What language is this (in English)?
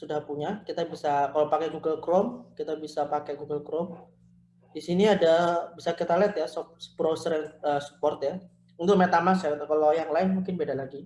Indonesian